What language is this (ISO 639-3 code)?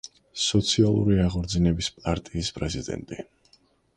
kat